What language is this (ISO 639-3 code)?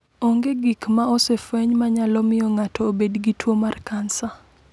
luo